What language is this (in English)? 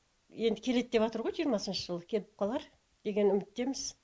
Kazakh